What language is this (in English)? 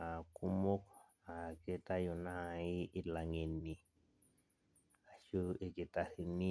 Masai